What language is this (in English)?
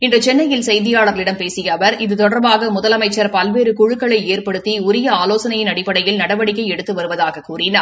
Tamil